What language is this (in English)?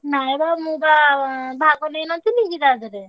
Odia